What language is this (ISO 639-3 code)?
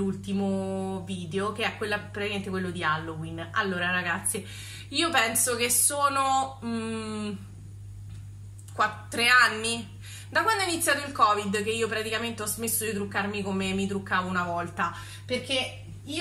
ita